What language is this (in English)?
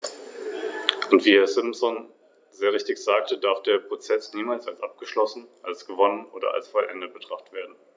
German